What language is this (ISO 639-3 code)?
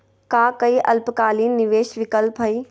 mag